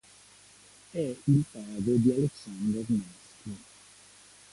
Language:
Italian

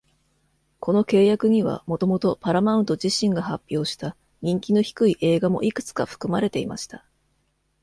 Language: Japanese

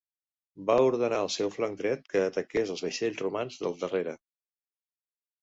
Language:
Catalan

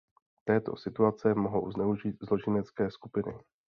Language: Czech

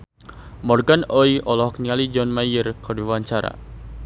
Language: Sundanese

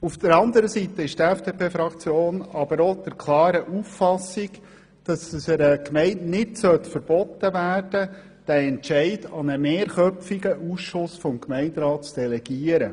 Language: Swiss German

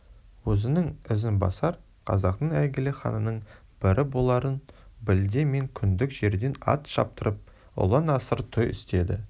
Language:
Kazakh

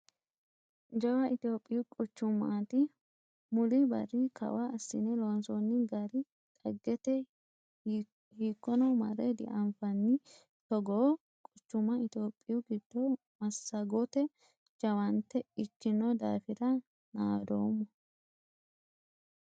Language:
Sidamo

